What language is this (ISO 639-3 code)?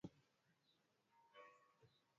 swa